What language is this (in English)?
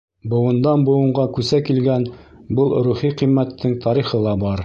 Bashkir